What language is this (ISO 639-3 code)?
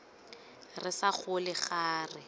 tsn